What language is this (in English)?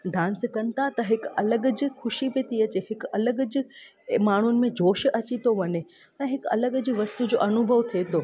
Sindhi